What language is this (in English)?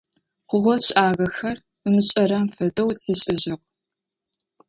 Adyghe